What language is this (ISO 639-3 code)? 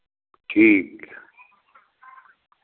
hin